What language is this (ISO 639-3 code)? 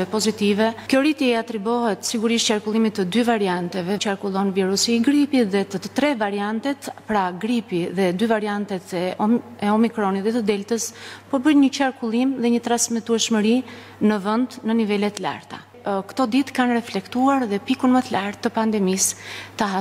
ron